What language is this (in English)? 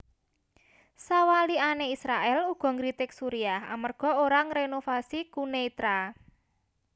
Javanese